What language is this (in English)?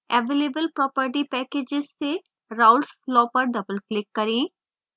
Hindi